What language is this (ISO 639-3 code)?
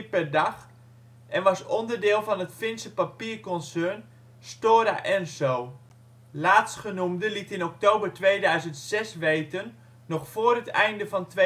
nld